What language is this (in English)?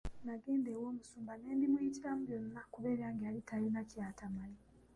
Ganda